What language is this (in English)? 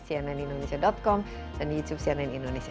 Indonesian